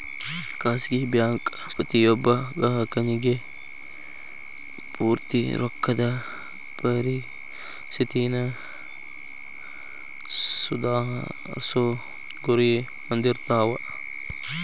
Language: Kannada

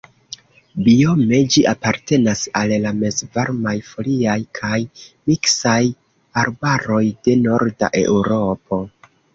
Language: Esperanto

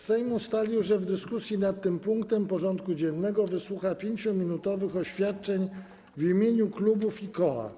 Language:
Polish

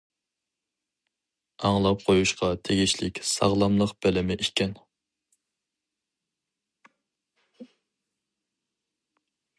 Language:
Uyghur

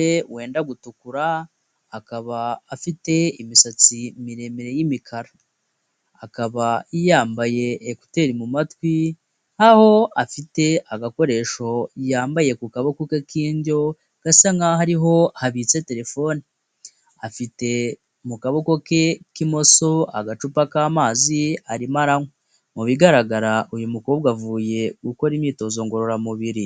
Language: Kinyarwanda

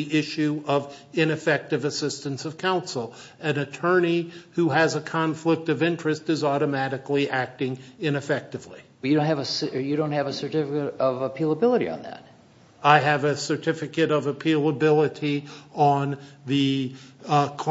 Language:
English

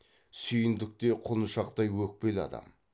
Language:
Kazakh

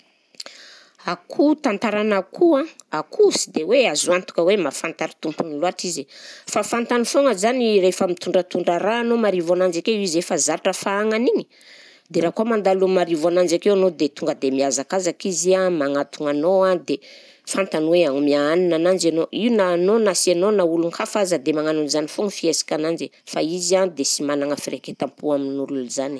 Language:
Southern Betsimisaraka Malagasy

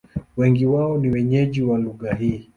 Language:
Swahili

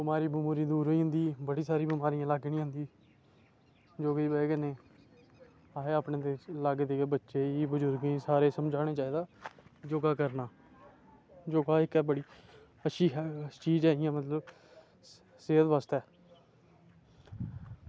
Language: Dogri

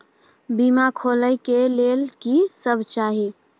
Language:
Maithili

